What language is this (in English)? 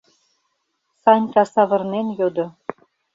Mari